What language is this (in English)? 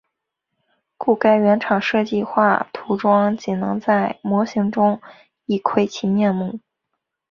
Chinese